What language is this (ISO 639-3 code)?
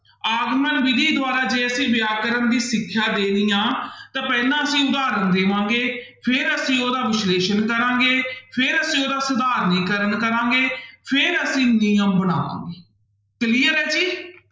pan